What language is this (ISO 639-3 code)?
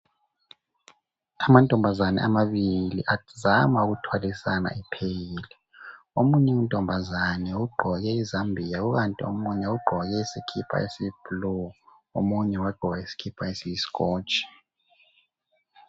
nde